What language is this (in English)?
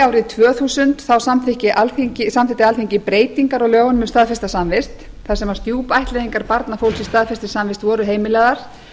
Icelandic